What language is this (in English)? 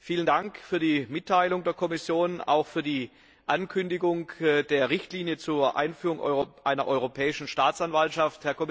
German